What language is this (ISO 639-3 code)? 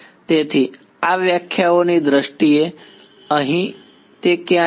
guj